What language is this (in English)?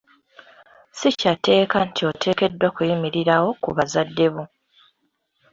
Ganda